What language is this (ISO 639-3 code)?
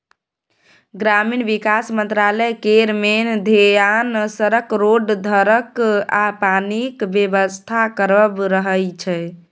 mai